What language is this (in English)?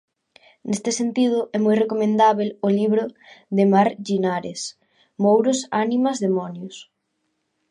Galician